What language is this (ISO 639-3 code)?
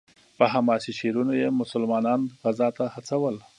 pus